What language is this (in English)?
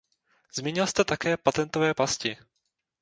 Czech